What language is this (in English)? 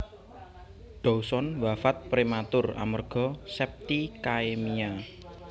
Javanese